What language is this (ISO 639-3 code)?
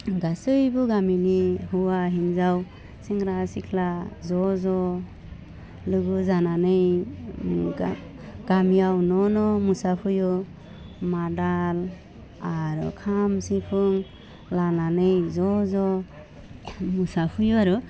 brx